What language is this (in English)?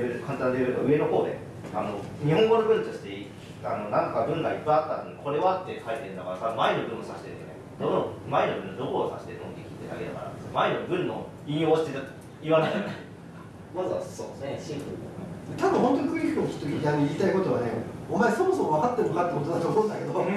Japanese